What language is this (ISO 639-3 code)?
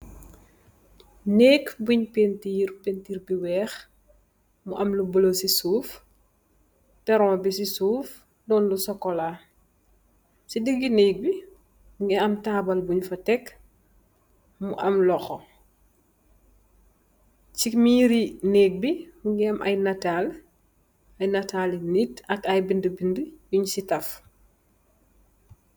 wol